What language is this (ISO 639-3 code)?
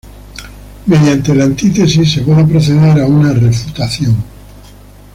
spa